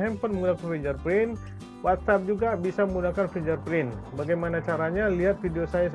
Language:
Indonesian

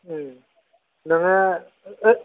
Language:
Bodo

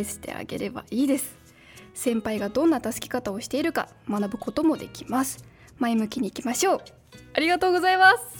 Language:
Japanese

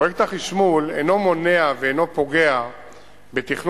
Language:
Hebrew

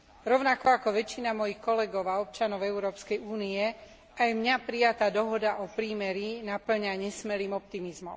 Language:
Slovak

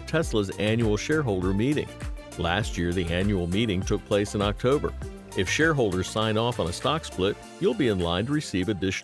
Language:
English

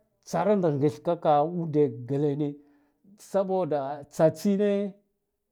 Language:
Guduf-Gava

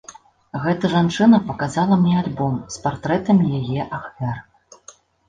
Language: Belarusian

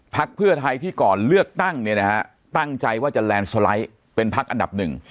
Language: Thai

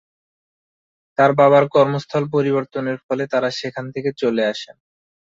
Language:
Bangla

